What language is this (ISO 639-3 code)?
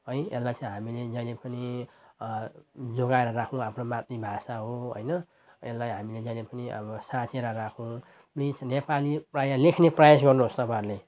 nep